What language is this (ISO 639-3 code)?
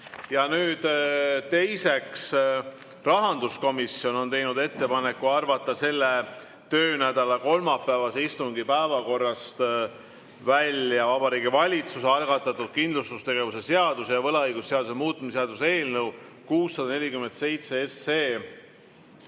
est